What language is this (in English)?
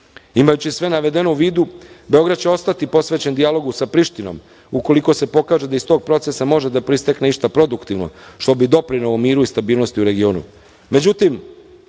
Serbian